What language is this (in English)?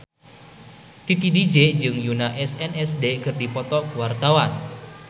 Sundanese